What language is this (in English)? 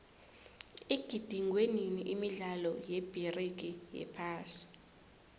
South Ndebele